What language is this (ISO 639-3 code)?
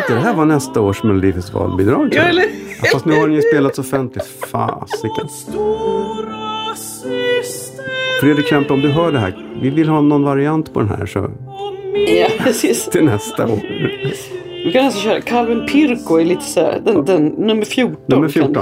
swe